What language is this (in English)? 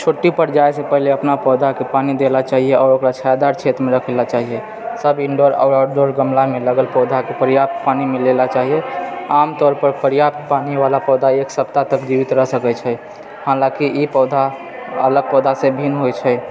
Maithili